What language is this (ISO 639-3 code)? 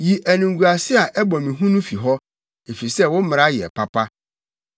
aka